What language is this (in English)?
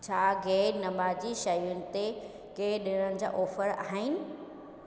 Sindhi